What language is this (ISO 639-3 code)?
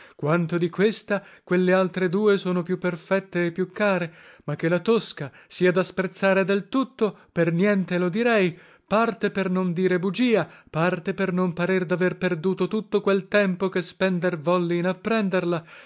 ita